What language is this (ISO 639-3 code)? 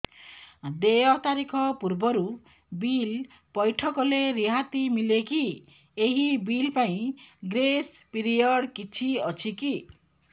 ori